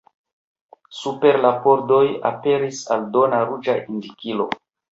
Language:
Esperanto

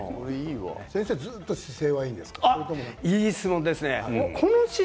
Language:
Japanese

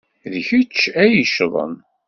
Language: Kabyle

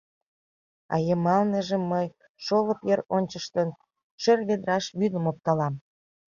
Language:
Mari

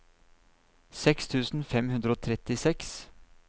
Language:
Norwegian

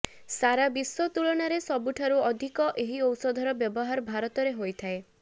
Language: Odia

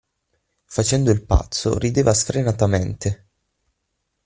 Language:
Italian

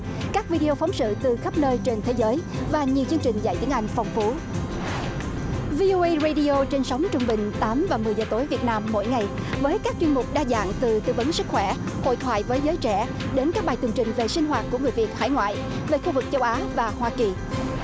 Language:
Vietnamese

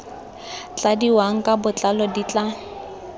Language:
Tswana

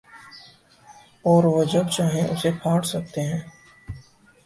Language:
Urdu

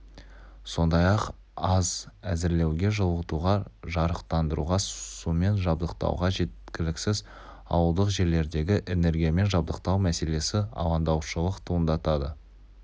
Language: Kazakh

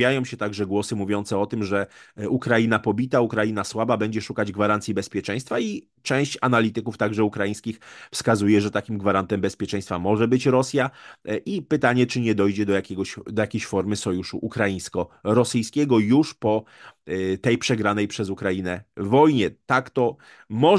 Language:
Polish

